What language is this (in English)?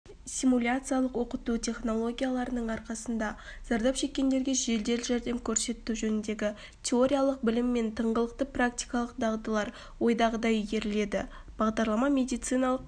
Kazakh